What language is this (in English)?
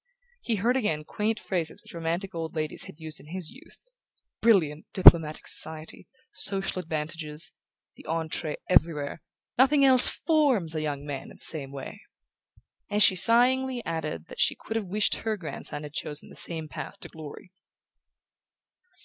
English